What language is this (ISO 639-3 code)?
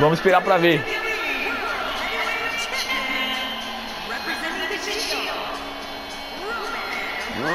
por